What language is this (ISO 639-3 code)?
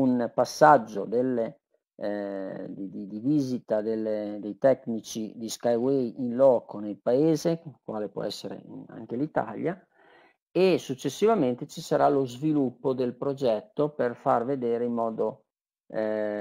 ita